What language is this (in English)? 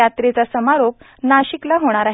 Marathi